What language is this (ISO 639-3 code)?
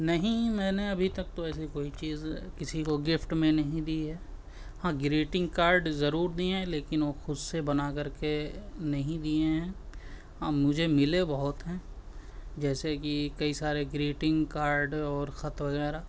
urd